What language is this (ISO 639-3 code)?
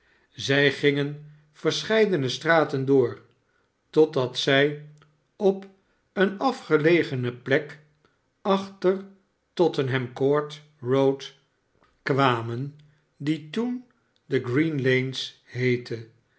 nld